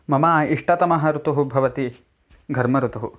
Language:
Sanskrit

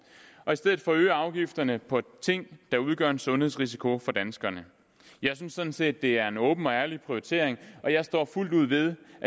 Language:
Danish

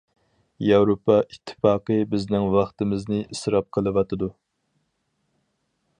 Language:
Uyghur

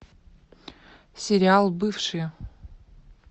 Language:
Russian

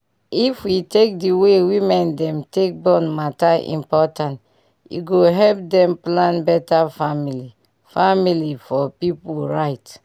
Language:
Nigerian Pidgin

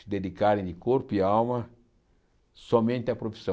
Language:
Portuguese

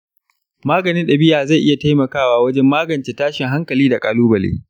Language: Hausa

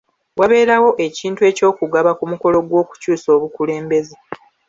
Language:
Ganda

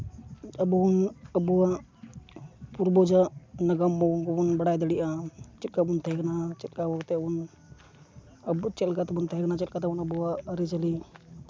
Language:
Santali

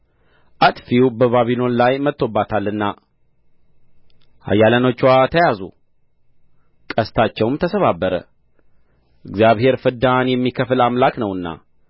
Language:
Amharic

